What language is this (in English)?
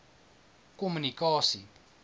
Afrikaans